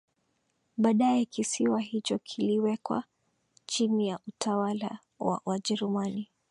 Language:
Swahili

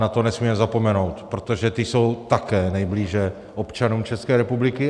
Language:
Czech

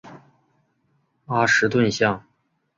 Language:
Chinese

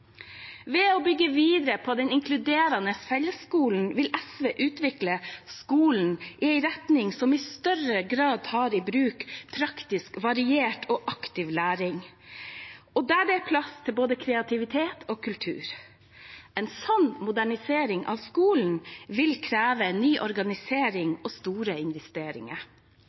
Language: Norwegian Bokmål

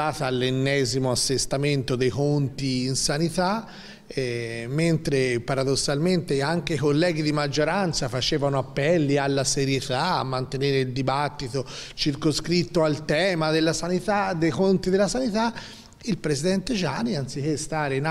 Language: Italian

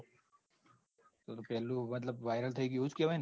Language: Gujarati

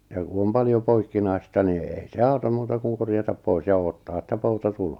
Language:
Finnish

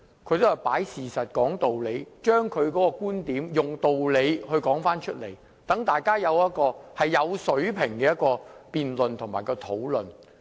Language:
Cantonese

